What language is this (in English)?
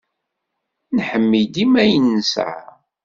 Kabyle